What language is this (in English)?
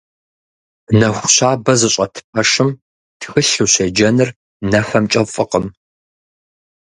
Kabardian